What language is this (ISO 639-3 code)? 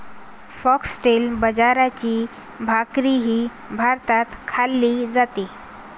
mar